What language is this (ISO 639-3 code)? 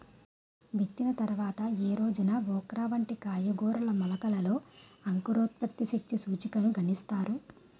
tel